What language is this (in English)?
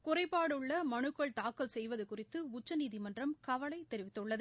Tamil